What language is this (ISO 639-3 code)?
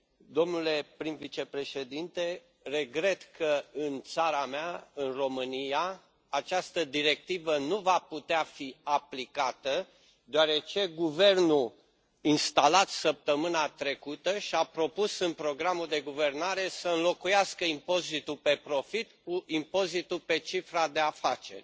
ron